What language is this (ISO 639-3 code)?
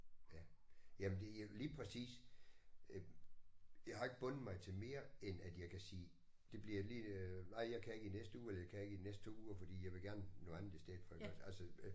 dan